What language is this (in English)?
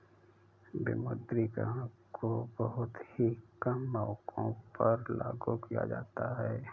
Hindi